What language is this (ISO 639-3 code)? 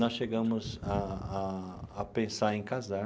por